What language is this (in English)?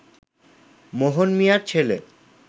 Bangla